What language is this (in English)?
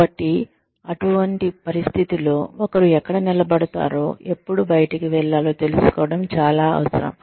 Telugu